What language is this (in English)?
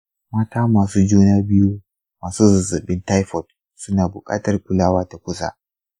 Hausa